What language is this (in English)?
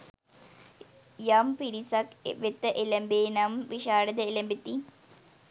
Sinhala